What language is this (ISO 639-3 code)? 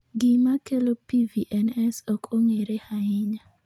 luo